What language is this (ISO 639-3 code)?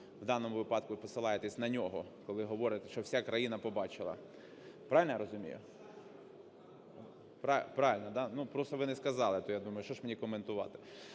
ukr